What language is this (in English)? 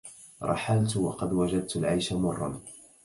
Arabic